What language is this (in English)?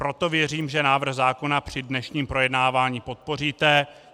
Czech